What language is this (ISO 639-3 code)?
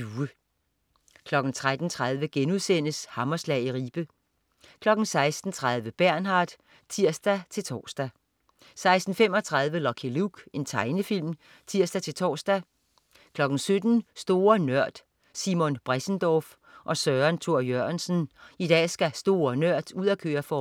dan